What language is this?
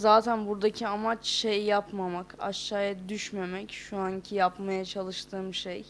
Turkish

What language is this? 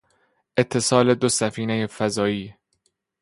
Persian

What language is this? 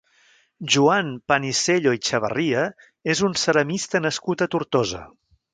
Catalan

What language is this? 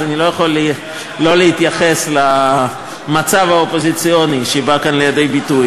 Hebrew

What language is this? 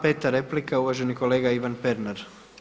Croatian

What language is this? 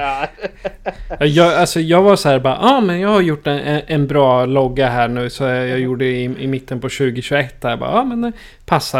Swedish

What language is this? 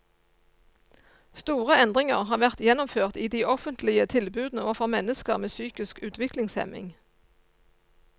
Norwegian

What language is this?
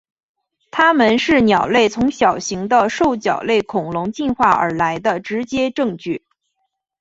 Chinese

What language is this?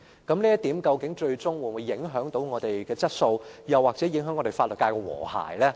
Cantonese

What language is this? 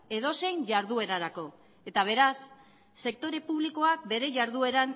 Basque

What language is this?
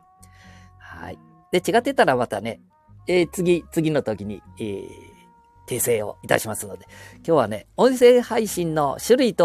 Japanese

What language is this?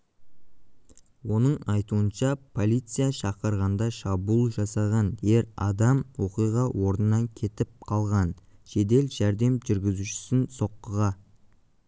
Kazakh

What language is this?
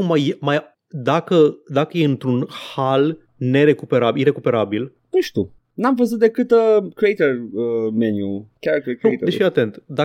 Romanian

